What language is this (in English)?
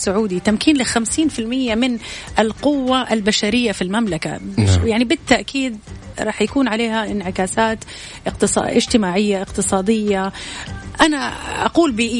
Arabic